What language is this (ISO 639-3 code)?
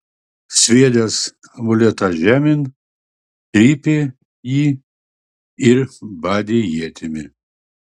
lit